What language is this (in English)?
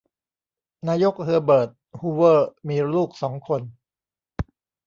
Thai